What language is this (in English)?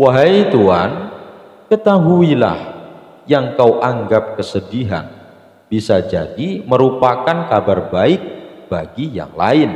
Indonesian